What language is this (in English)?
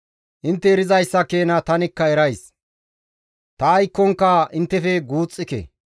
Gamo